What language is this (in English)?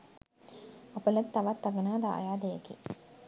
Sinhala